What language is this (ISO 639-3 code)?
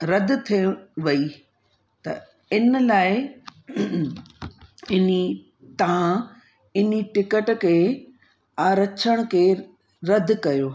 snd